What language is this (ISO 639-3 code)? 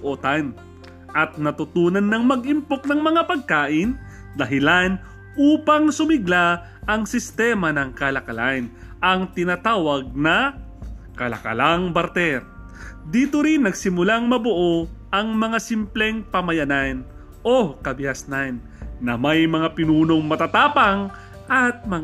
fil